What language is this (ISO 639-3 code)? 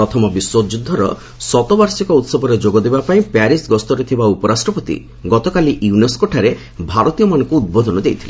ori